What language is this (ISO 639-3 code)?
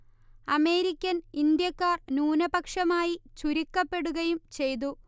mal